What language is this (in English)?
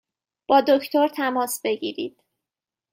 Persian